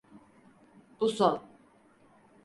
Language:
Turkish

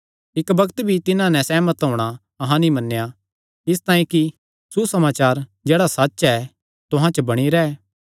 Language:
Kangri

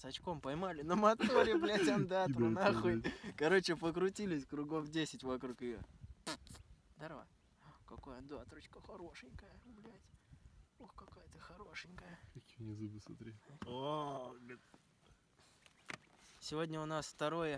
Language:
Russian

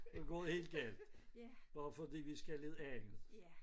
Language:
Danish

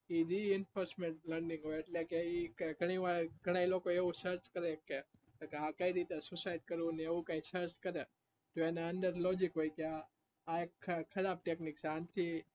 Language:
Gujarati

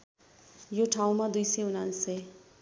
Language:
Nepali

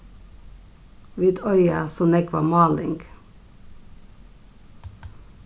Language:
Faroese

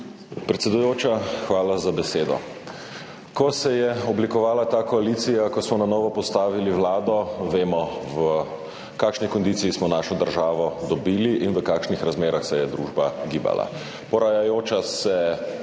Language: Slovenian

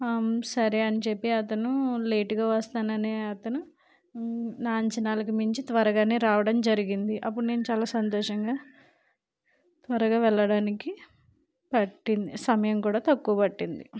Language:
Telugu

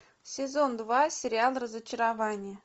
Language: Russian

